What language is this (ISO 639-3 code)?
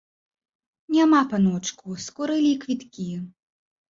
bel